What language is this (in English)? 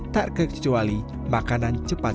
Indonesian